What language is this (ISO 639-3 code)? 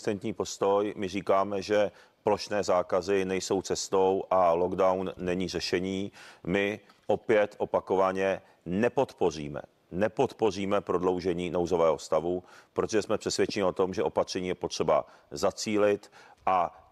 ces